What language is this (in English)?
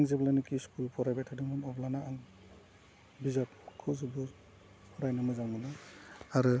Bodo